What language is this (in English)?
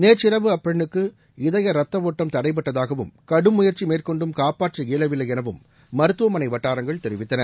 Tamil